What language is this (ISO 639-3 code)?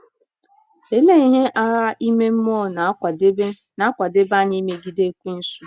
ibo